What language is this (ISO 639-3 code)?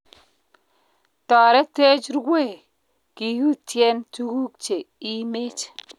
kln